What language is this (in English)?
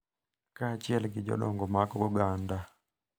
Luo (Kenya and Tanzania)